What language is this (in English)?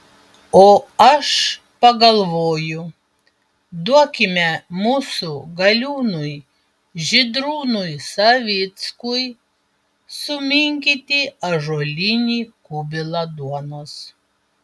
Lithuanian